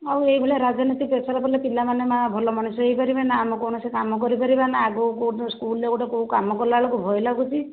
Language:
Odia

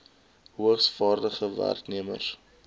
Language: Afrikaans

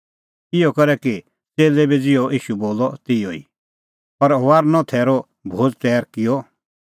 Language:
Kullu Pahari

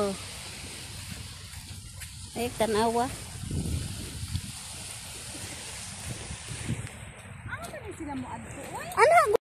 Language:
Filipino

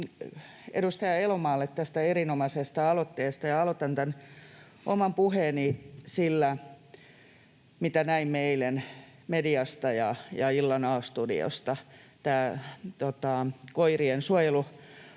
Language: Finnish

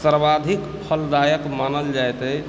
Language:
Maithili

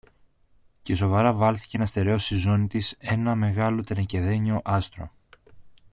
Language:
Greek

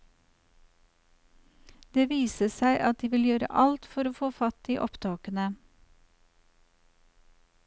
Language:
Norwegian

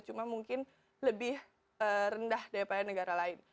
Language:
Indonesian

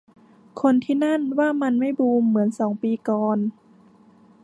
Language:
Thai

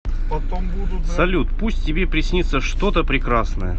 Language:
Russian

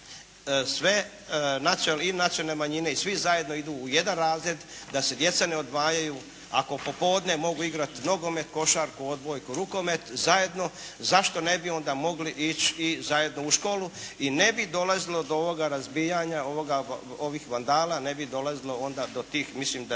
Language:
Croatian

